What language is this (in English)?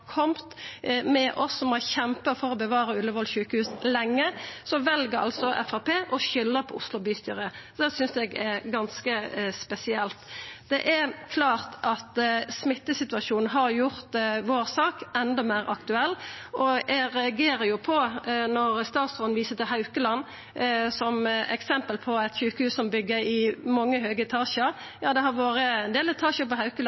Norwegian Nynorsk